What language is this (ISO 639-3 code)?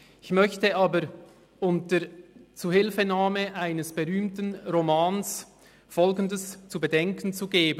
gsw